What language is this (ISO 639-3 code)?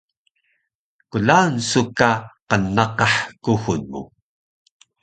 trv